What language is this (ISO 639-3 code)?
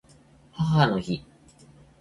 jpn